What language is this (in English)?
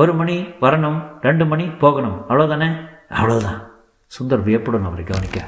Tamil